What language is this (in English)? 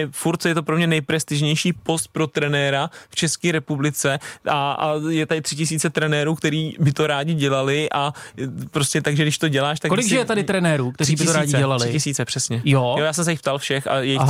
Czech